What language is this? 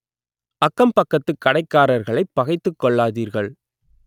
Tamil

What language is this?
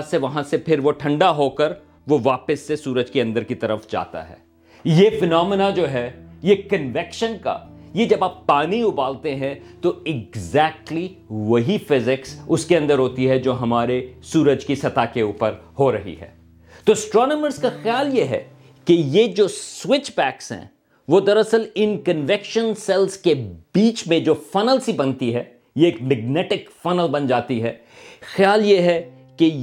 Urdu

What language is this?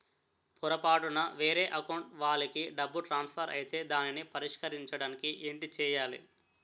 Telugu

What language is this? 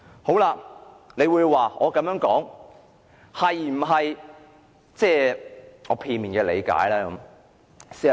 Cantonese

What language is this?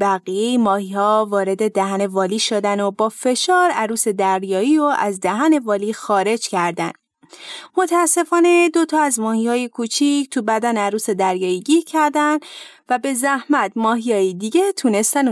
Persian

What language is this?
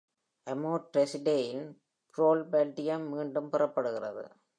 Tamil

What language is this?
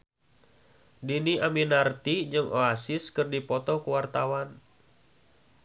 Sundanese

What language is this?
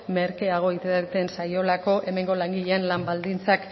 Basque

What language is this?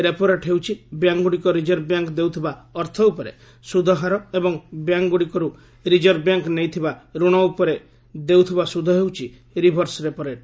Odia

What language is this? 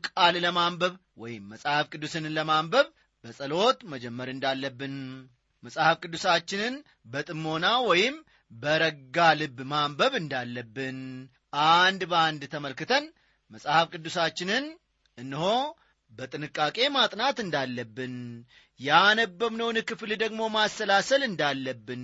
Amharic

